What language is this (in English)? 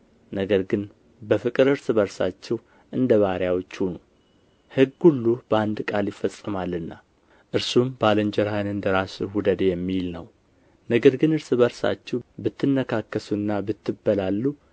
Amharic